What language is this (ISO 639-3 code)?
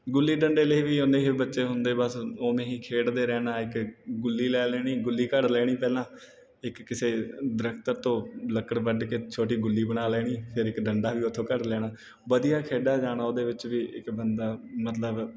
pan